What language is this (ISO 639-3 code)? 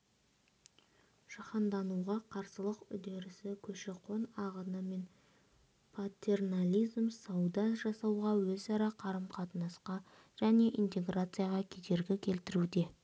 kaz